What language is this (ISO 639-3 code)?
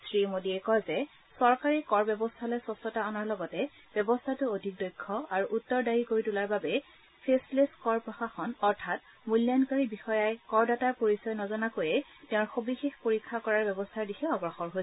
asm